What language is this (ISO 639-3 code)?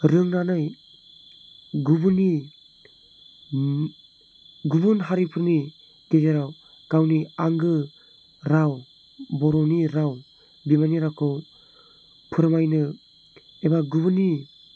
brx